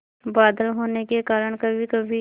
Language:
Hindi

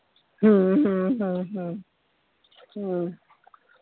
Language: Punjabi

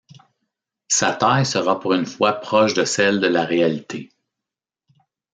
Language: French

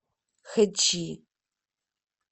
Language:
Russian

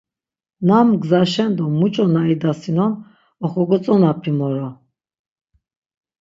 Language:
Laz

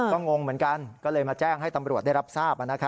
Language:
Thai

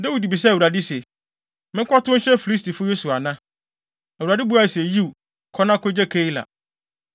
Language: Akan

